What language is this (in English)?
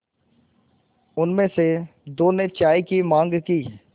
Hindi